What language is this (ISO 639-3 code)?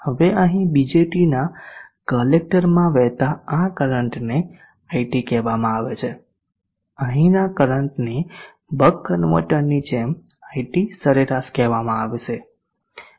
guj